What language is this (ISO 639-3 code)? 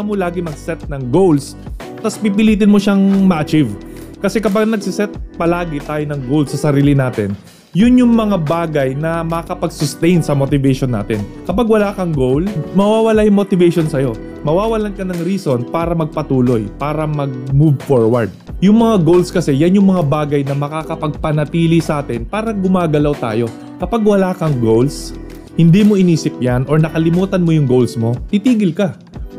fil